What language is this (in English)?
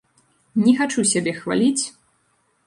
Belarusian